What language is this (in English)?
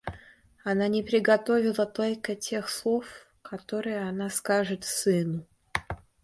Russian